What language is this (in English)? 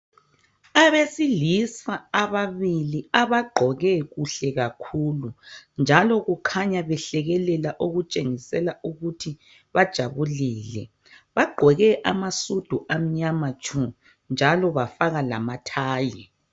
North Ndebele